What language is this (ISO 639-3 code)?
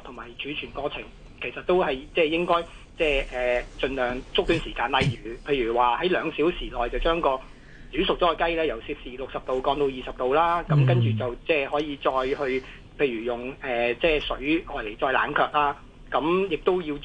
zho